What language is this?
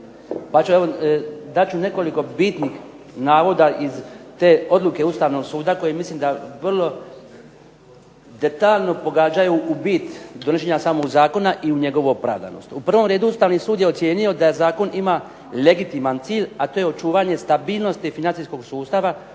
Croatian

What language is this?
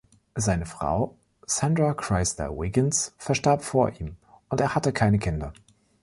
German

